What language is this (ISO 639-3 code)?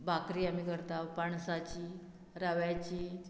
kok